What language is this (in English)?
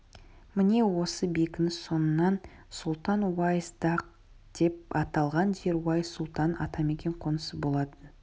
Kazakh